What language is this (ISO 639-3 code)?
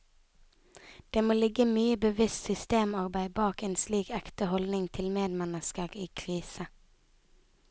nor